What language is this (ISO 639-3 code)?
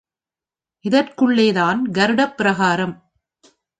tam